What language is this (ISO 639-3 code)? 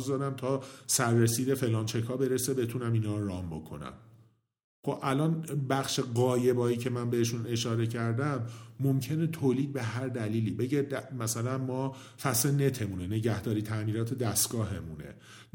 fas